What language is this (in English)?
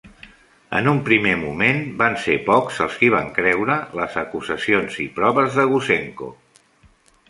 Catalan